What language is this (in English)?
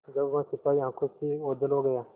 Hindi